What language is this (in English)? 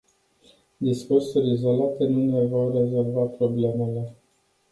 Romanian